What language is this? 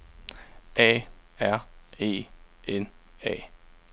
Danish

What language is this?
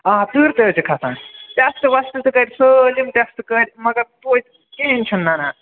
Kashmiri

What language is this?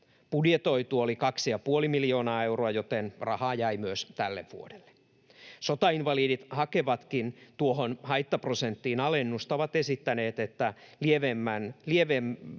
Finnish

